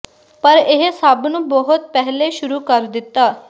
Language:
Punjabi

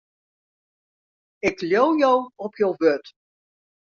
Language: Western Frisian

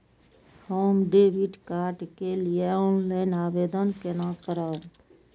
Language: Maithili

